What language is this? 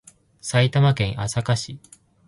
Japanese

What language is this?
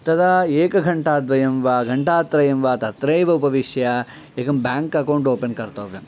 Sanskrit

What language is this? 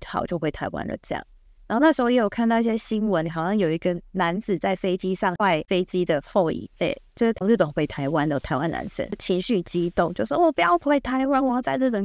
Chinese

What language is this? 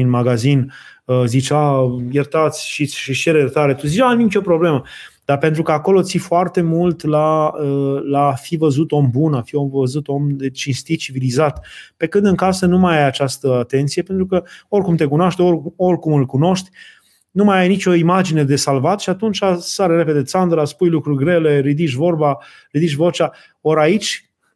Romanian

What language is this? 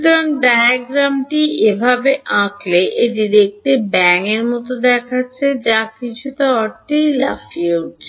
Bangla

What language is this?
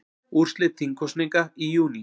Icelandic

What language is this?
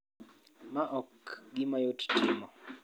Luo (Kenya and Tanzania)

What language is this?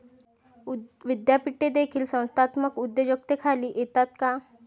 Marathi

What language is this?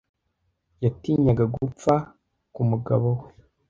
Kinyarwanda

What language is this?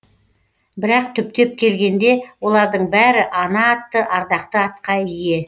Kazakh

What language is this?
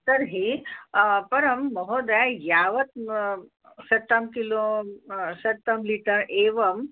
Sanskrit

